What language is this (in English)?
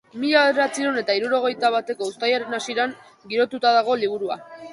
Basque